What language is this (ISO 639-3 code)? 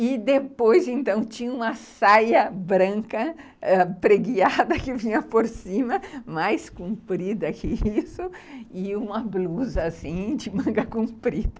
por